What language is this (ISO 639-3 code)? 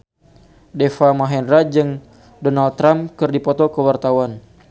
sun